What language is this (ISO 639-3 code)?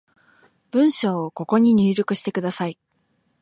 jpn